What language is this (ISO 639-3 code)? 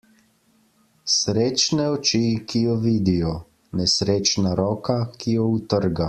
slv